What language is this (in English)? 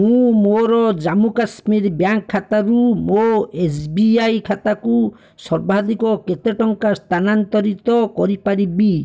Odia